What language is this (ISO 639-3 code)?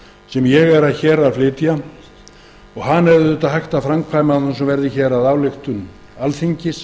isl